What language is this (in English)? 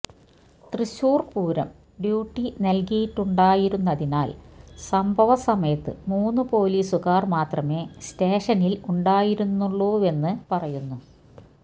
Malayalam